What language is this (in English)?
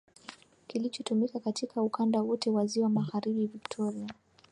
Swahili